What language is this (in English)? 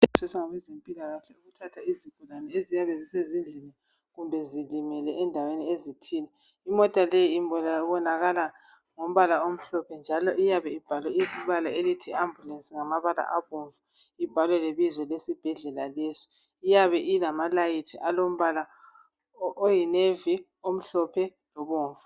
North Ndebele